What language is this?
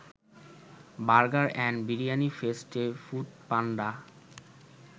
Bangla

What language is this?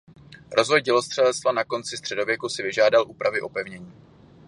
Czech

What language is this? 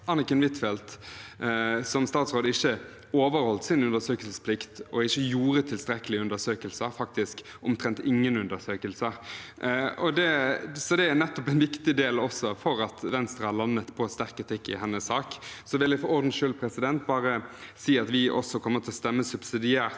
Norwegian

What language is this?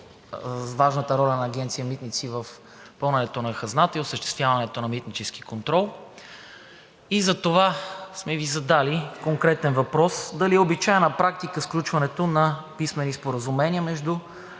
Bulgarian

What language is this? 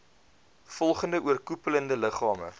Afrikaans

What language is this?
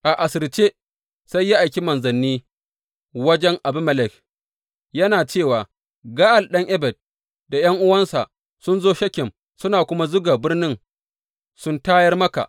Hausa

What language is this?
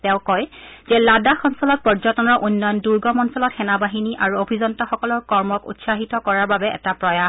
Assamese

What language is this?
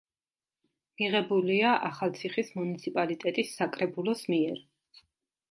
Georgian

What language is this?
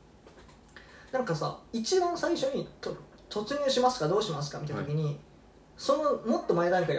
Japanese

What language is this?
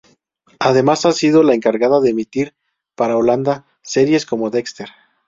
Spanish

